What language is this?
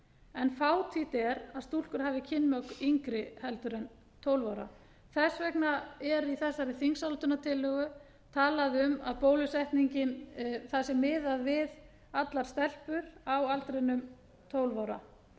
Icelandic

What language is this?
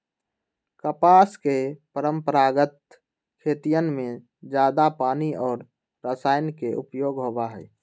Magahi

